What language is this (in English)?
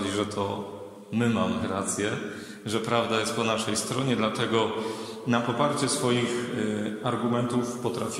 Polish